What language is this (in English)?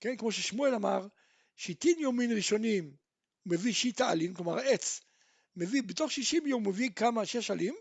Hebrew